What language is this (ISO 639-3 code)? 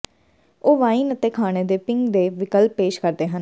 pan